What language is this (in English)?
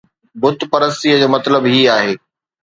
Sindhi